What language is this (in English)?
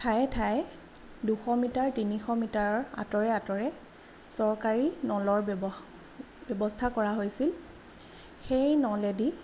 Assamese